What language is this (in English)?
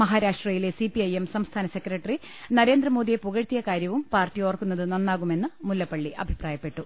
Malayalam